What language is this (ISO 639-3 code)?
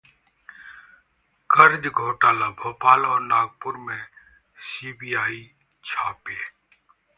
hin